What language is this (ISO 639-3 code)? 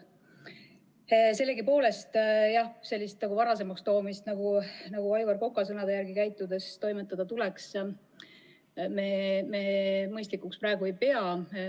est